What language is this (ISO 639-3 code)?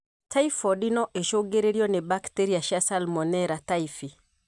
kik